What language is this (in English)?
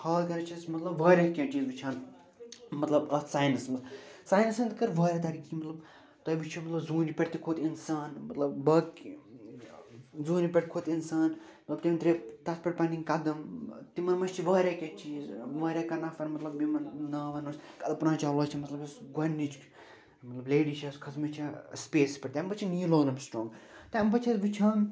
Kashmiri